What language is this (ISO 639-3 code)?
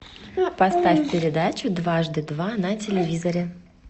rus